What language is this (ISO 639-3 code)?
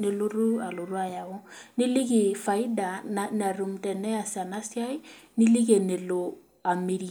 mas